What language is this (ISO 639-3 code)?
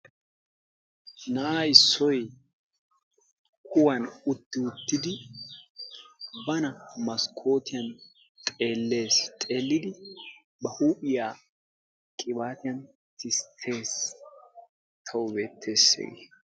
wal